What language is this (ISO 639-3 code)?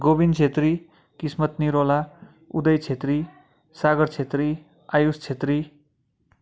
nep